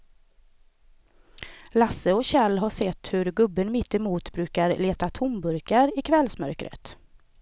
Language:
Swedish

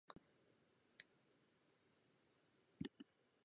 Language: Japanese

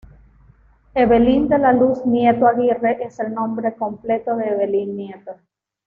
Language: Spanish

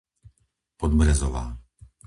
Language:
Slovak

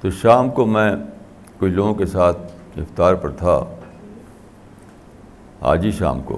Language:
Urdu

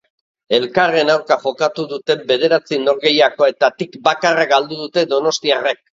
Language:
Basque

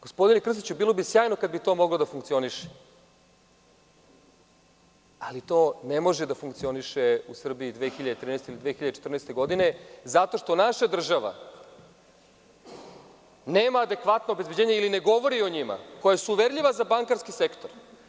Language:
Serbian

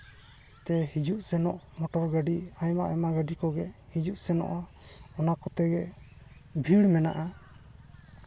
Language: Santali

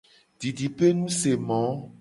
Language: Gen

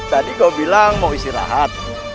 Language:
Indonesian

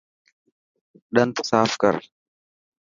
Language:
Dhatki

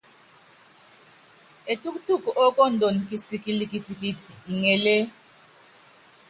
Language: Yangben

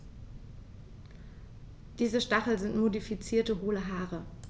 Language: German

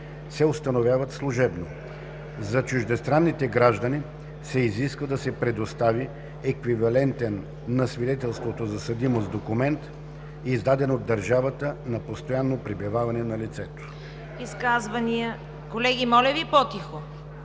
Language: Bulgarian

